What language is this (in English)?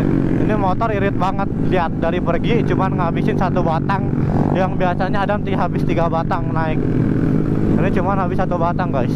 Indonesian